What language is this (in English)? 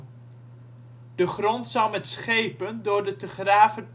Dutch